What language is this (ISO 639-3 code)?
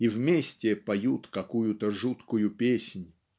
rus